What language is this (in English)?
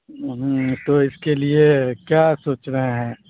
Urdu